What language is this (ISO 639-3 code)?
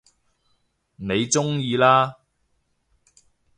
yue